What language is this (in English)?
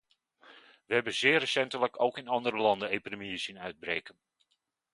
Dutch